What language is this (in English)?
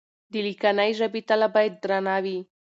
Pashto